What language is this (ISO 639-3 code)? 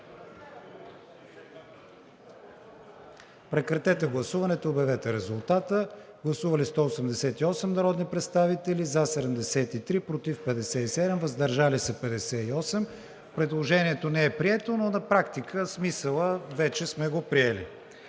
bul